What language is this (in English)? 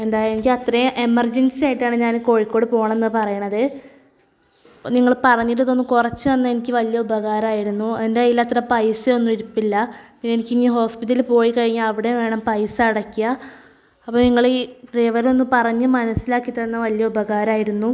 Malayalam